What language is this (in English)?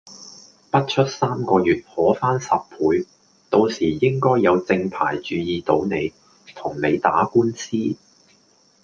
Cantonese